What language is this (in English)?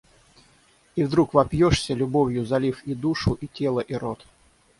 Russian